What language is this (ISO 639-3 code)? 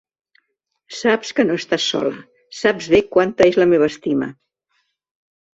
cat